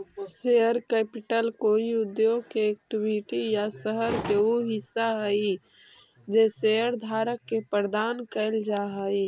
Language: Magahi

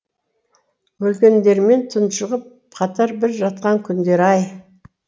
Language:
Kazakh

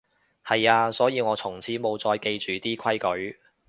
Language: Cantonese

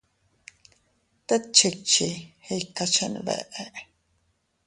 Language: Teutila Cuicatec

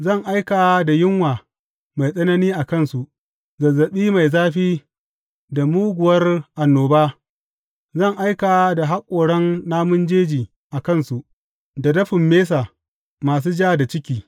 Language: Hausa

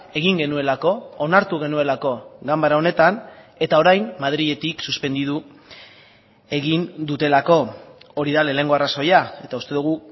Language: Basque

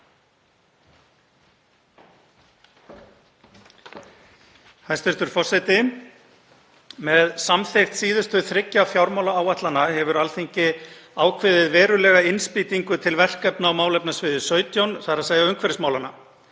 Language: Icelandic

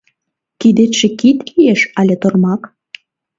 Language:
Mari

